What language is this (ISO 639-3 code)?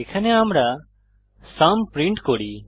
ben